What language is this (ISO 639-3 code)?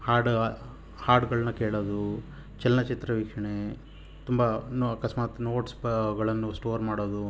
kan